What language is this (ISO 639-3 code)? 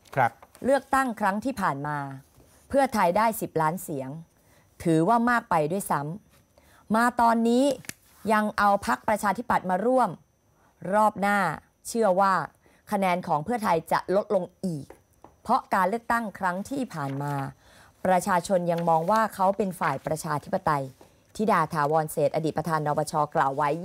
tha